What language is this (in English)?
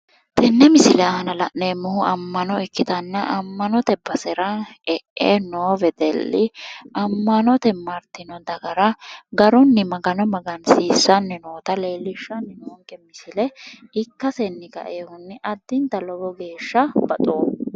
Sidamo